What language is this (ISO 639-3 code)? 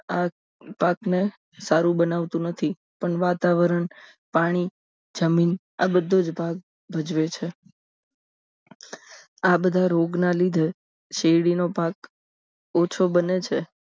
guj